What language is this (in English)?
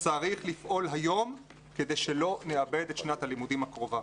Hebrew